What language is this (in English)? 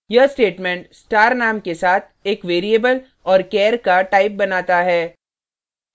Hindi